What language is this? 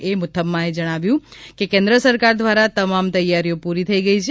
Gujarati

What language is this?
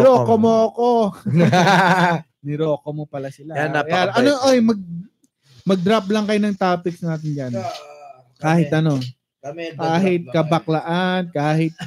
Filipino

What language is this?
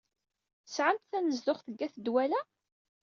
Kabyle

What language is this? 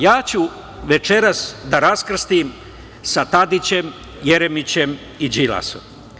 Serbian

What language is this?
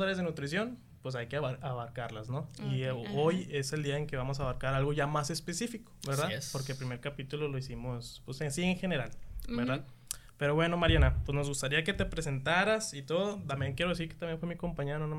Spanish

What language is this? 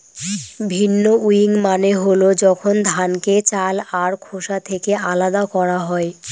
Bangla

